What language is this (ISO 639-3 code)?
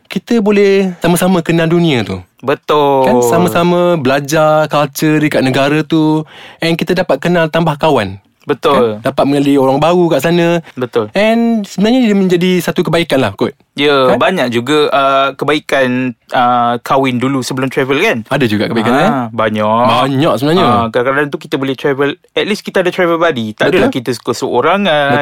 msa